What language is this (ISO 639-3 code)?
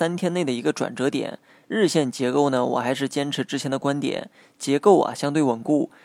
zho